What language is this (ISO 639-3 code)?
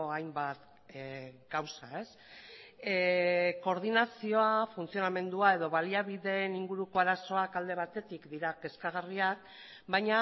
eus